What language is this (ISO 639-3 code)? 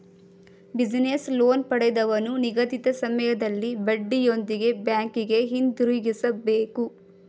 kan